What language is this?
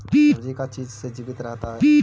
Magahi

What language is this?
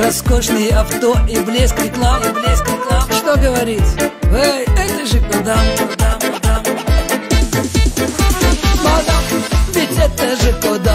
Russian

